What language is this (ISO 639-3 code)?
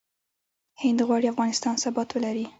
pus